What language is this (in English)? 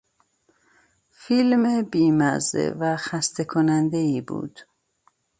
Persian